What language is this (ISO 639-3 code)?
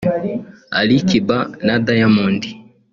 kin